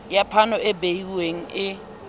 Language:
Southern Sotho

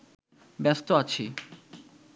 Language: Bangla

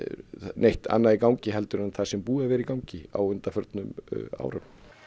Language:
Icelandic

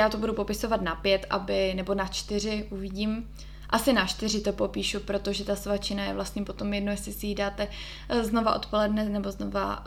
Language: Czech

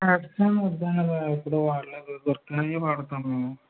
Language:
Telugu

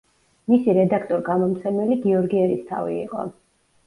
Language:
Georgian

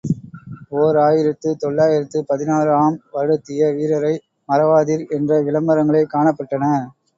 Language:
Tamil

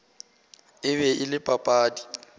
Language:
Northern Sotho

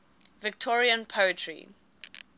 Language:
English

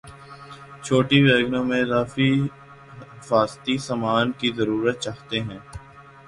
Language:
Urdu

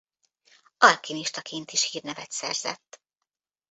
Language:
Hungarian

